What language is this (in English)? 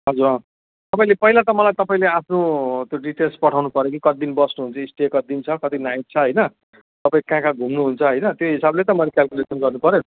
Nepali